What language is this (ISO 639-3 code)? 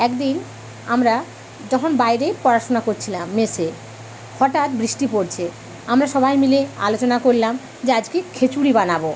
ben